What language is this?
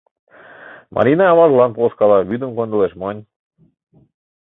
Mari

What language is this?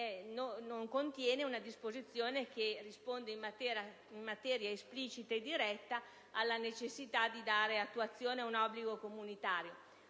Italian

